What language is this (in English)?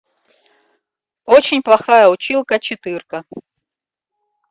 Russian